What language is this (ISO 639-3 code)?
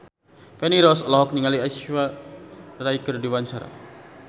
sun